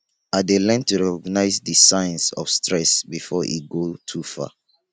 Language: Nigerian Pidgin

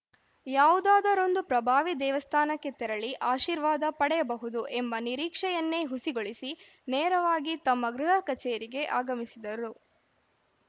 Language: Kannada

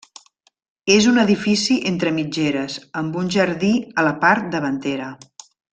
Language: Catalan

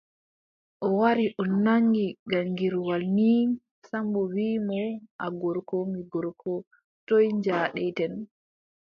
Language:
Adamawa Fulfulde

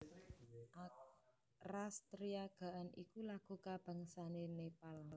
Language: Javanese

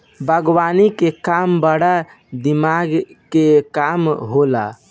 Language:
Bhojpuri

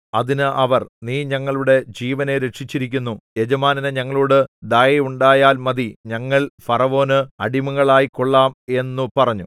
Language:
Malayalam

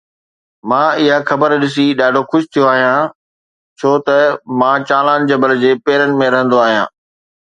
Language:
Sindhi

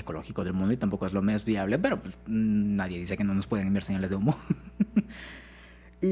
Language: Spanish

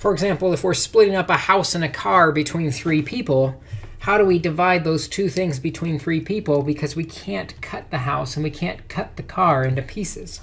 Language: English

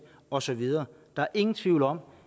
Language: Danish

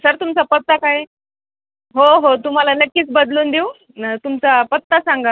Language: Marathi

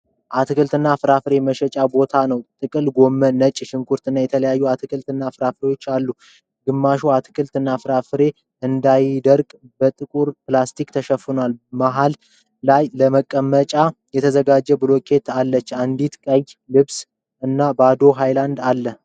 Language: Amharic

